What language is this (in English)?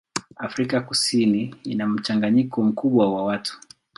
Swahili